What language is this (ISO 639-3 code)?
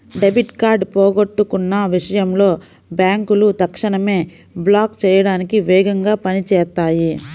tel